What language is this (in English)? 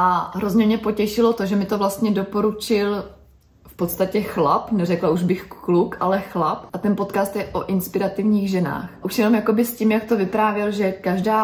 Czech